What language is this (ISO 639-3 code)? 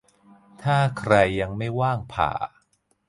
tha